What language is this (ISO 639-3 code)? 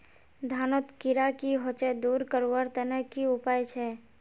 mag